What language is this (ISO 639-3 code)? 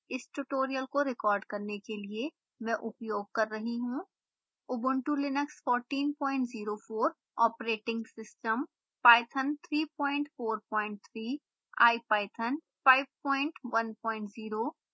hin